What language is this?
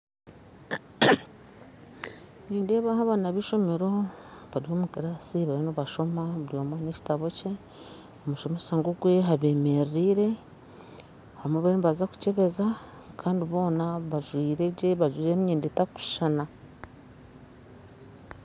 Nyankole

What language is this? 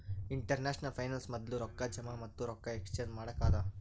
Kannada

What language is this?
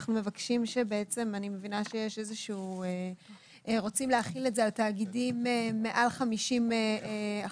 Hebrew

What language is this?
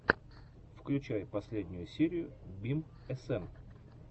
Russian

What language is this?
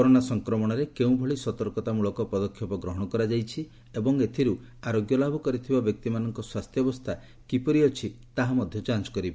Odia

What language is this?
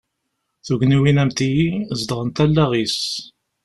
Kabyle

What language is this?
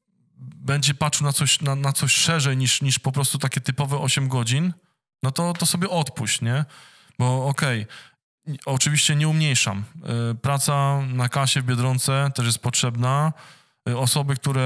Polish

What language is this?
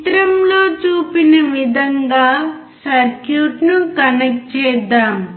Telugu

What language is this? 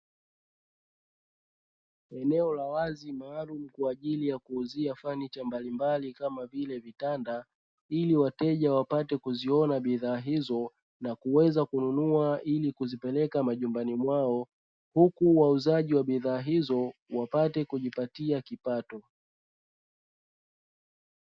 Swahili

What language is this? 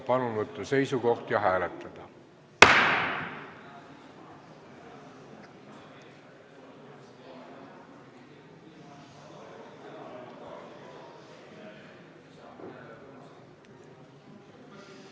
Estonian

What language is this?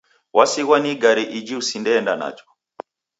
Taita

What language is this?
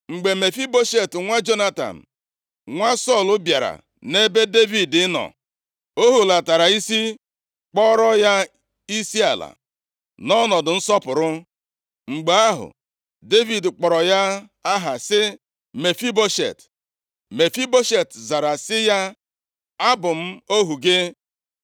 Igbo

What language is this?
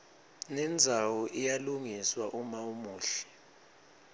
Swati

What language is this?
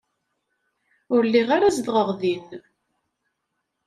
Kabyle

